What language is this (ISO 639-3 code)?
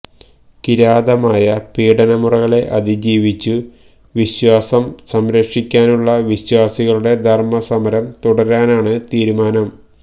mal